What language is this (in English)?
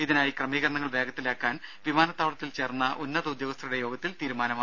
Malayalam